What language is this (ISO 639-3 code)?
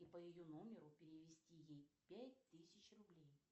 rus